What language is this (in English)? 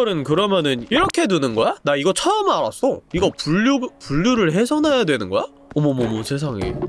Korean